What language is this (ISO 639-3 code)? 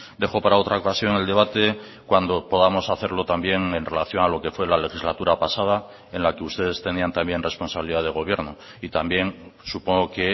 spa